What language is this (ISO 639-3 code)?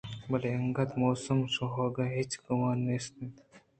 bgp